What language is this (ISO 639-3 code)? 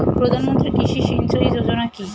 ben